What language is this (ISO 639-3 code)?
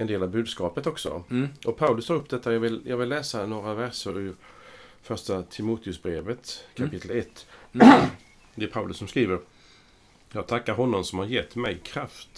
swe